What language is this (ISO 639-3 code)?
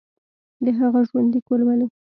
pus